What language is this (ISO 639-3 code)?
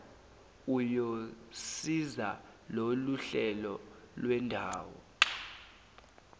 zul